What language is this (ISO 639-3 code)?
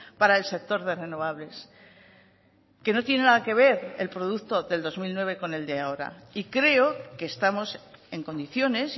spa